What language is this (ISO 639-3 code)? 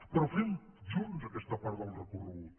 cat